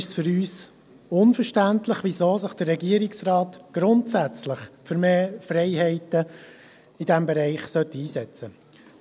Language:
Swiss German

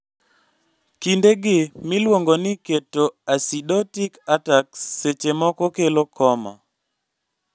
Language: Luo (Kenya and Tanzania)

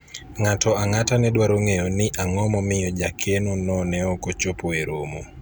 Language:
Luo (Kenya and Tanzania)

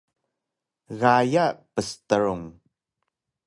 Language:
Taroko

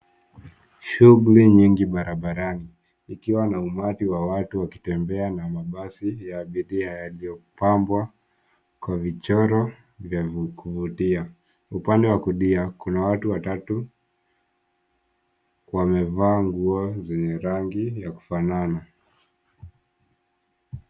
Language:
Swahili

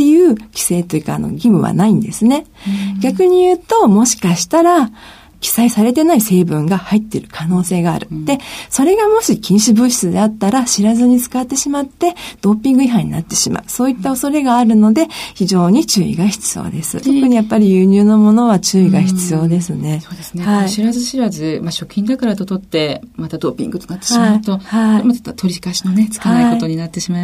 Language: Japanese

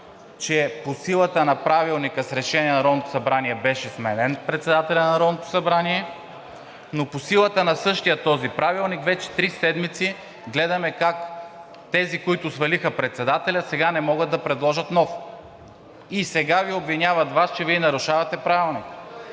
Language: Bulgarian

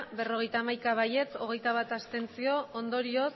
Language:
Basque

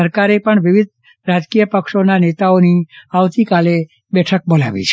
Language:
Gujarati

